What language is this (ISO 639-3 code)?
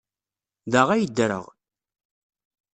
kab